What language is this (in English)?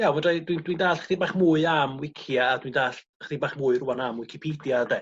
Welsh